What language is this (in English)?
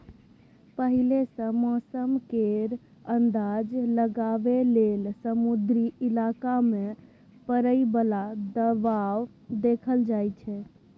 Maithili